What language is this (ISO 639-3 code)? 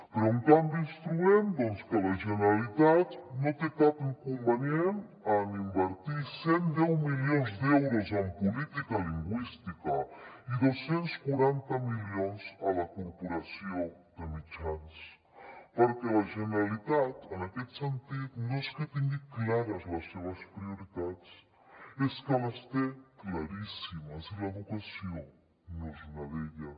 cat